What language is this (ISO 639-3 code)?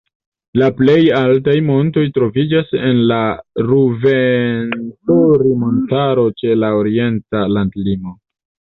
epo